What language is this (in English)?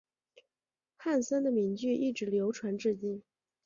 Chinese